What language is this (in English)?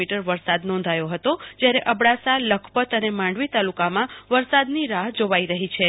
Gujarati